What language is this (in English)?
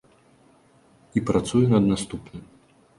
Belarusian